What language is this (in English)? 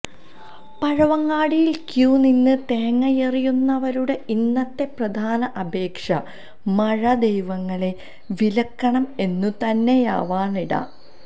Malayalam